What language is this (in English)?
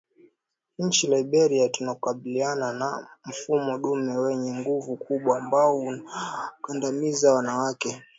Swahili